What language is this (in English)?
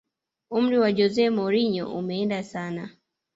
Swahili